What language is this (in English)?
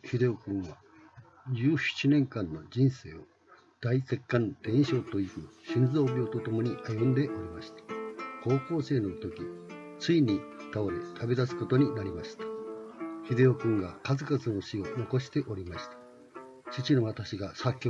Japanese